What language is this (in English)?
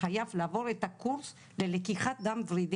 Hebrew